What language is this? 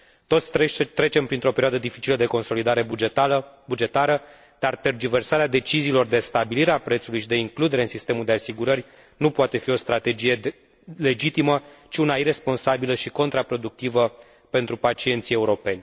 Romanian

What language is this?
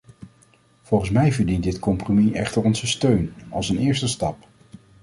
Dutch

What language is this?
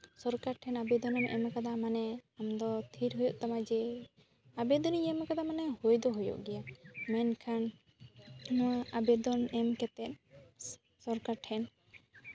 Santali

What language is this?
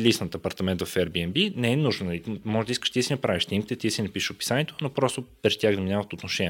Bulgarian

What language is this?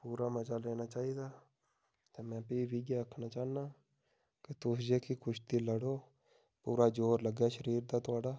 Dogri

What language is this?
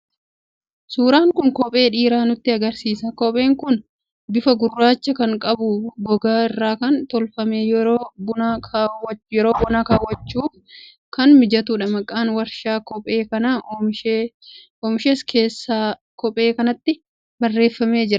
Oromo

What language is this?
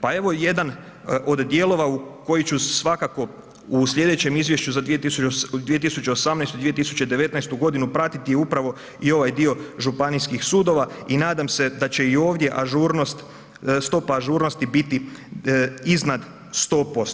Croatian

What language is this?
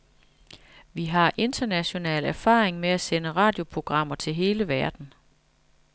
Danish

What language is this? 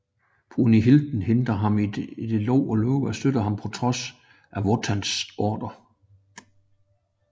Danish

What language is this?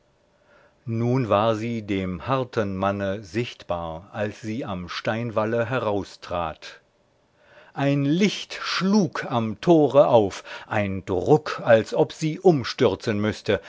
German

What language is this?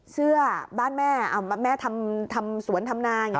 Thai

